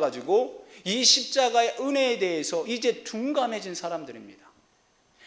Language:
Korean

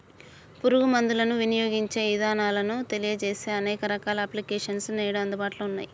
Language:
Telugu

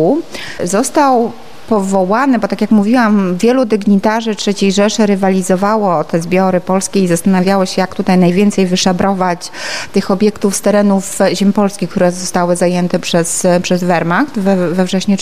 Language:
Polish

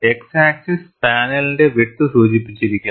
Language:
Malayalam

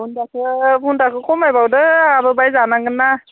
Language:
Bodo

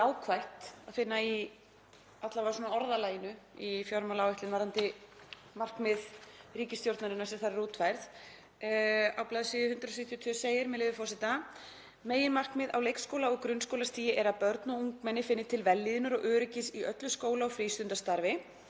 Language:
Icelandic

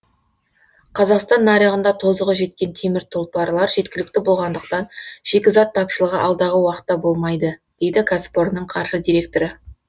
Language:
Kazakh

